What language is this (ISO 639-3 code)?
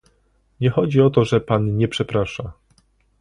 pol